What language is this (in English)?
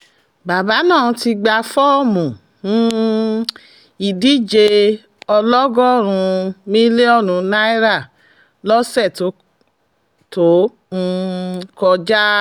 Yoruba